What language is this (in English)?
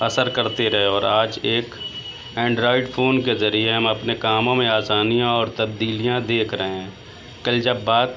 Urdu